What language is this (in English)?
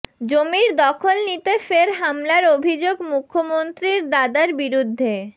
Bangla